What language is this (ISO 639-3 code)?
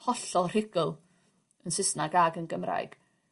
cym